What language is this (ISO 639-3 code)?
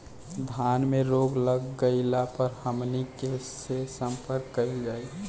bho